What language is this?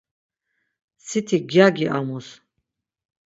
Laz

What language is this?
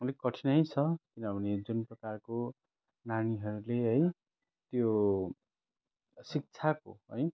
Nepali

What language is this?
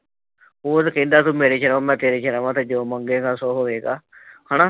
Punjabi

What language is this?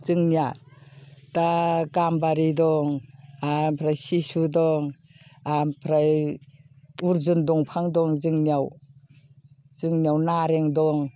Bodo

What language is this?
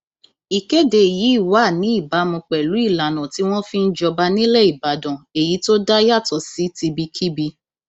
Yoruba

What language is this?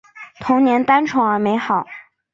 Chinese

